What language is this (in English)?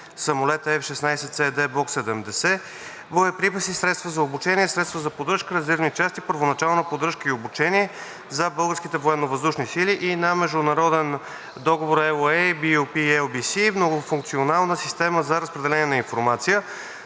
Bulgarian